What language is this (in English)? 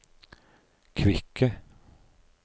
Norwegian